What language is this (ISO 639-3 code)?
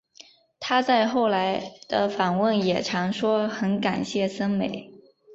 zho